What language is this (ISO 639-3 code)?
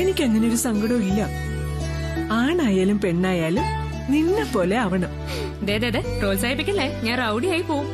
mal